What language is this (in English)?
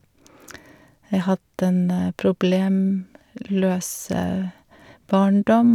Norwegian